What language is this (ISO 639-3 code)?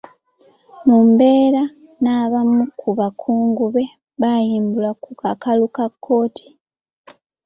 lug